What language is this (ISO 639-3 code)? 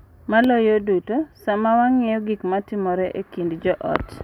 luo